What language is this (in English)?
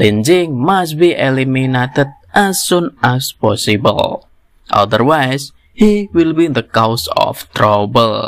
Indonesian